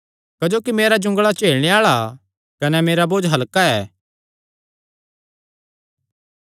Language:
Kangri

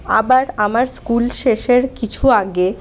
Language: Bangla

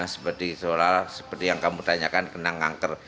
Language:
Indonesian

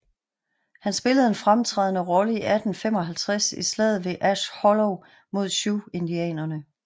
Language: Danish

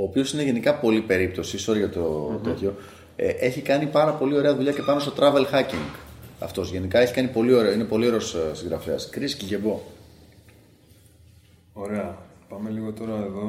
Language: Greek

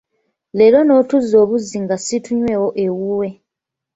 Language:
Ganda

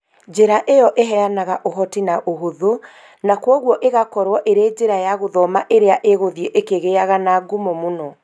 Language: Kikuyu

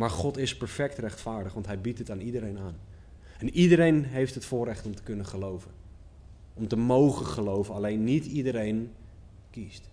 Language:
Dutch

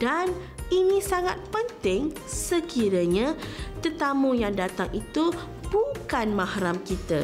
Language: Malay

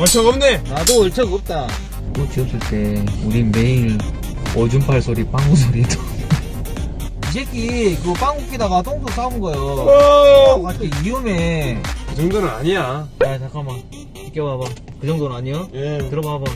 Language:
Korean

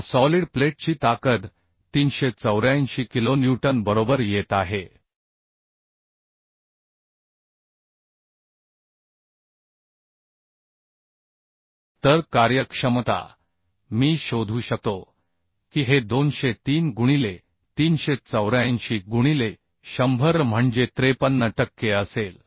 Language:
Marathi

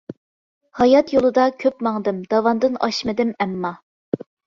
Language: Uyghur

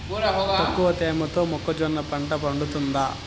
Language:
Telugu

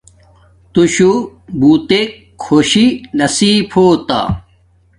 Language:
Domaaki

